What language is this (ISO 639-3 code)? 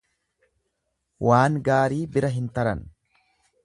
orm